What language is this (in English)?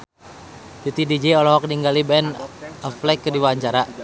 Sundanese